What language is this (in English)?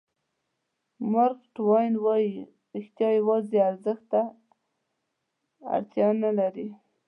Pashto